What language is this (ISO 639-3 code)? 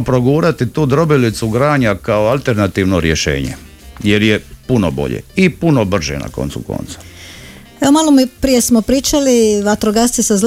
hrv